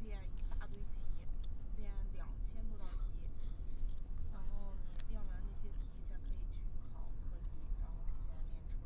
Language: Chinese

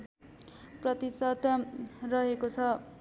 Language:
Nepali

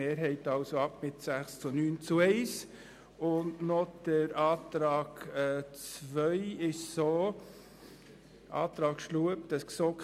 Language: Swiss German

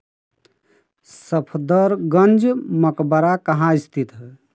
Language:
Hindi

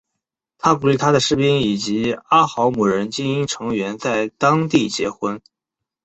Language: Chinese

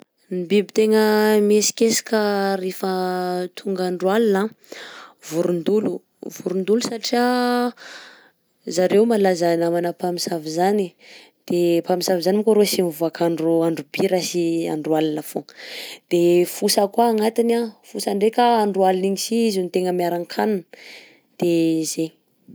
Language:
Southern Betsimisaraka Malagasy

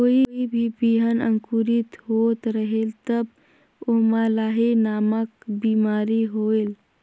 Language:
Chhattisgarhi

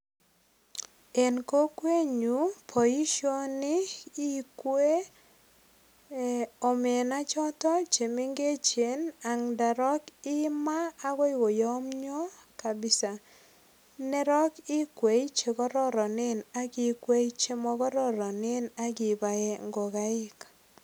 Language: Kalenjin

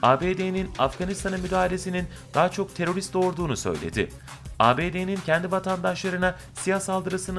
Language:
Turkish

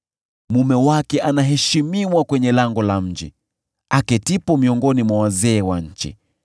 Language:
Swahili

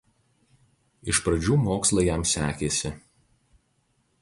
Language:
Lithuanian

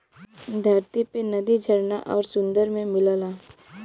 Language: Bhojpuri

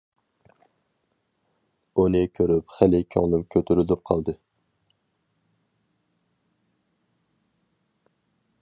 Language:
Uyghur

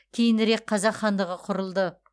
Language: Kazakh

